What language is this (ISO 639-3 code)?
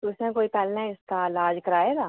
doi